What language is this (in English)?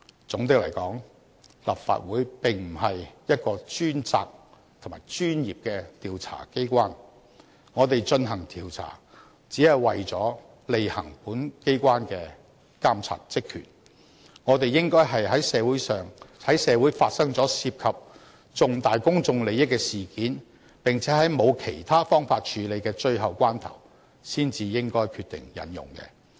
Cantonese